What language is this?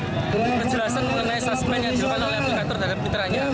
Indonesian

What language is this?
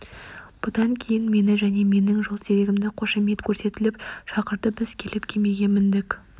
Kazakh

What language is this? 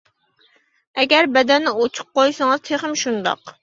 Uyghur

